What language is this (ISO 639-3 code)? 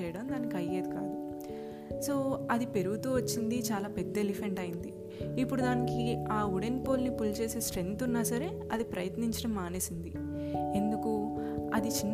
tel